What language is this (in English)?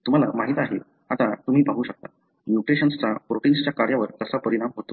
Marathi